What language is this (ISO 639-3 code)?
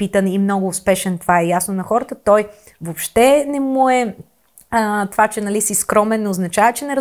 bul